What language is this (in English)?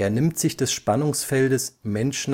German